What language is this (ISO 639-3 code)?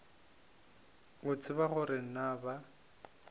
nso